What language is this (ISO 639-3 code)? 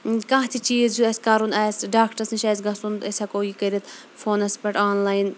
kas